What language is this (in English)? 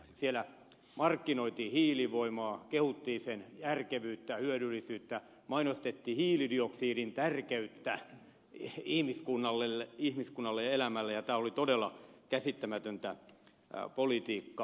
Finnish